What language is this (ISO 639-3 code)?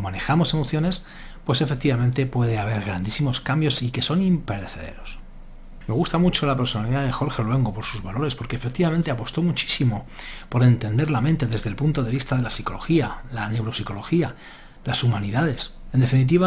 spa